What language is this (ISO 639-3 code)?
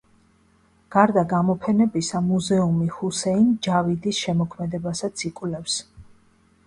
kat